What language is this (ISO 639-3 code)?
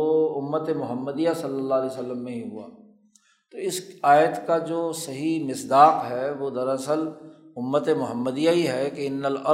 urd